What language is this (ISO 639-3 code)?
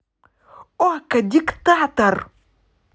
rus